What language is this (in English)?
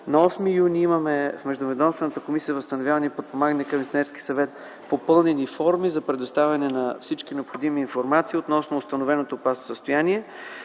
Bulgarian